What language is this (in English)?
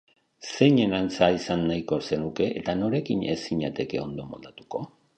Basque